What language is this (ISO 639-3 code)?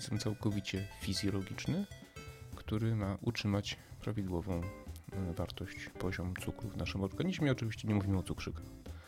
pol